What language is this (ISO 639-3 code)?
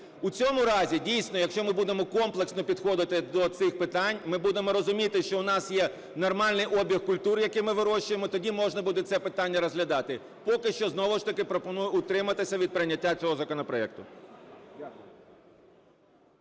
ukr